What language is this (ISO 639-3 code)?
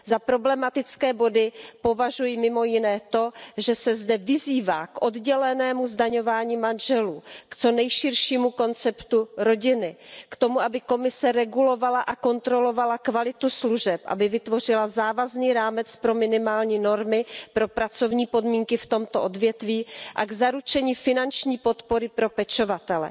ces